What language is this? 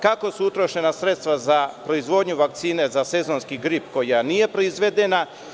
Serbian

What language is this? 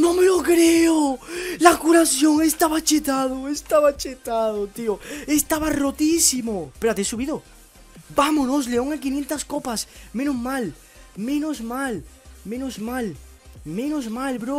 Spanish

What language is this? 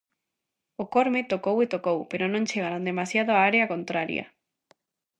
Galician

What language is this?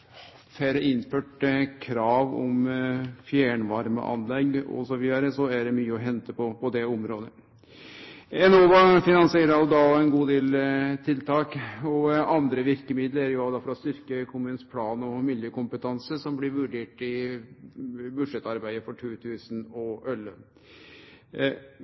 Norwegian Nynorsk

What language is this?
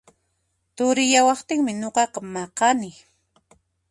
Puno Quechua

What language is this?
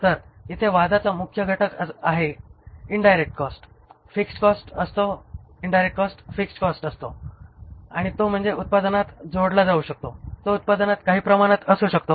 Marathi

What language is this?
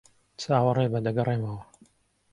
Central Kurdish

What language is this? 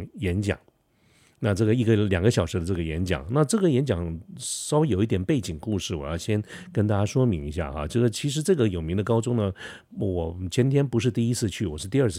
Chinese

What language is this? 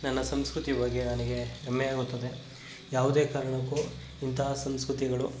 Kannada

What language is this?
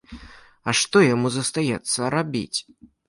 Belarusian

